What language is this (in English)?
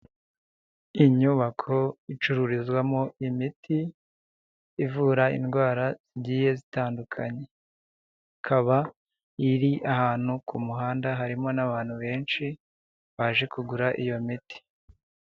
Kinyarwanda